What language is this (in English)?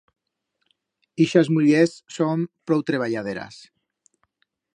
Aragonese